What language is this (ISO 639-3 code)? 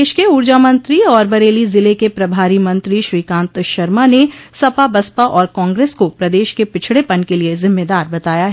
hin